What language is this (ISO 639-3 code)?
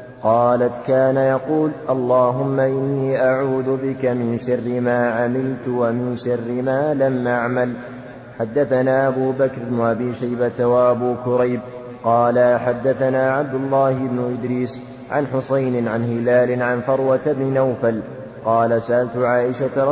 ara